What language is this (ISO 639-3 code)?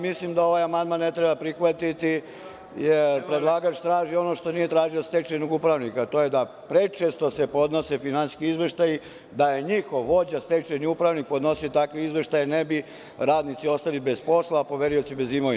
srp